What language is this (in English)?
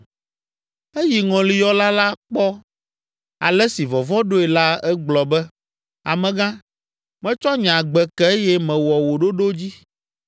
Ewe